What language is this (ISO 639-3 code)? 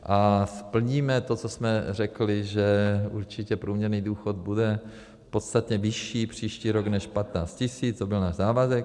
ces